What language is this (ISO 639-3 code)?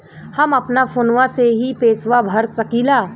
bho